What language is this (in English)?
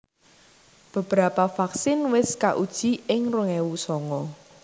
Javanese